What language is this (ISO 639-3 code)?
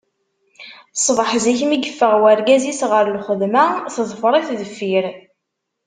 kab